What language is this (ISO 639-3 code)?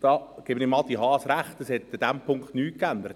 gsw